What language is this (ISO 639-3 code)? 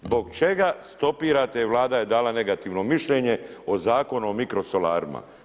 hrv